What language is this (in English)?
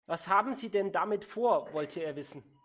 German